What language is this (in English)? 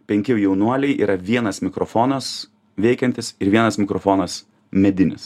Lithuanian